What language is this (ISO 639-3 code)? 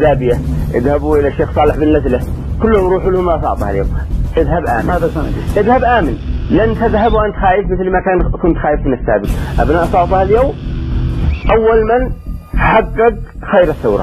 ara